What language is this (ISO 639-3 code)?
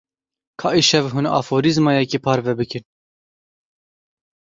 kur